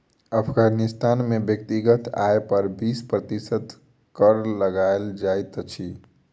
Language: Maithili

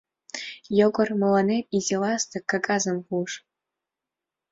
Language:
Mari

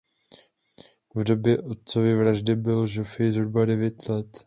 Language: Czech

